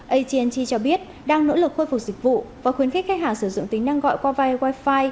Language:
Vietnamese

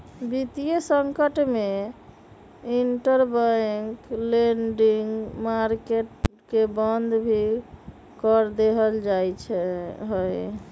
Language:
Magahi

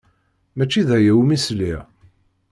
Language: Kabyle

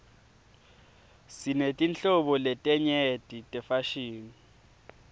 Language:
Swati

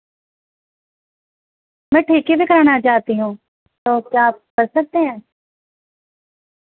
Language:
Urdu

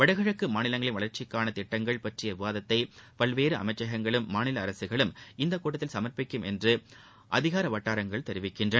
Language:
Tamil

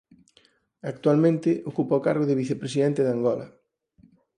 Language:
Galician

